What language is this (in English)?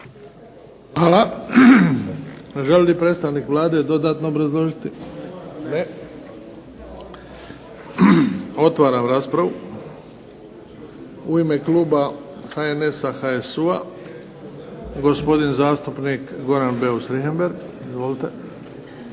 Croatian